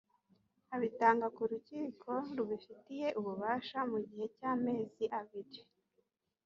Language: Kinyarwanda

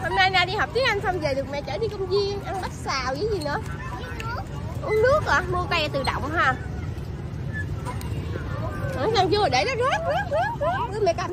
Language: Vietnamese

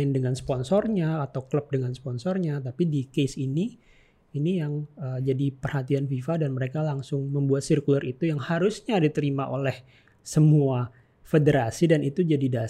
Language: Indonesian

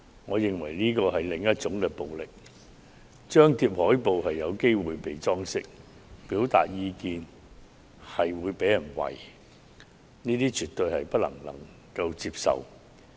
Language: Cantonese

